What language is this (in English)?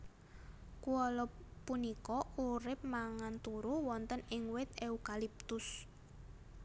Javanese